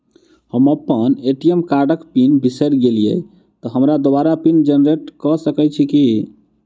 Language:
Maithili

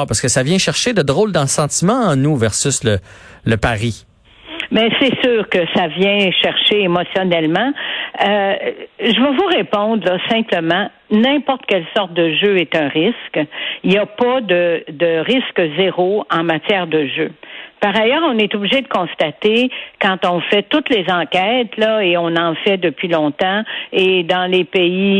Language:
French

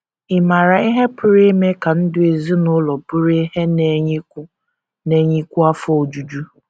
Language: Igbo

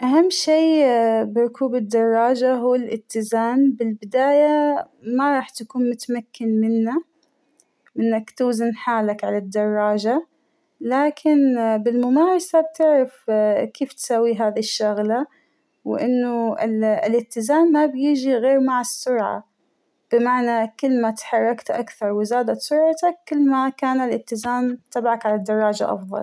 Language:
Hijazi Arabic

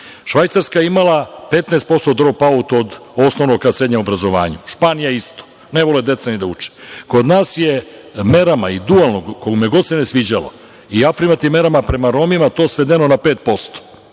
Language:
Serbian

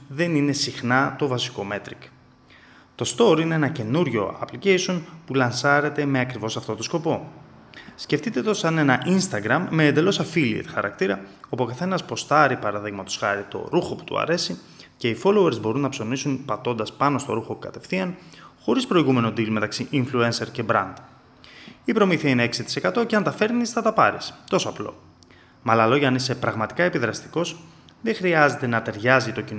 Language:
Greek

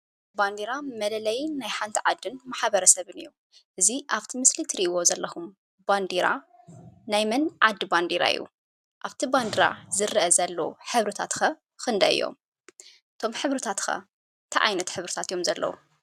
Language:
Tigrinya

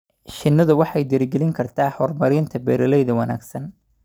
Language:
Somali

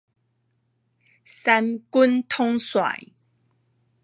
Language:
Min Nan Chinese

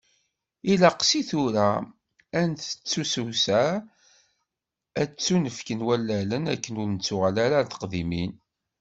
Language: Kabyle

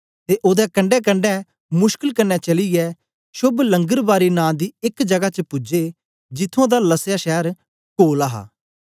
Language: Dogri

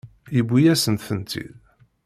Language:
Kabyle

